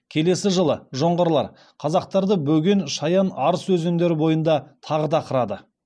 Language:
Kazakh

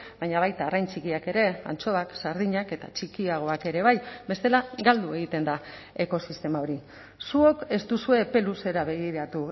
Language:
Basque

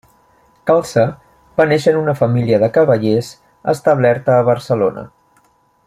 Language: Catalan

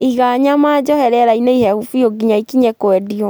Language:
Kikuyu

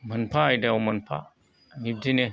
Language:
Bodo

